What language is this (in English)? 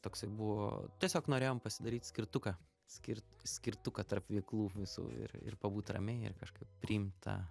Lithuanian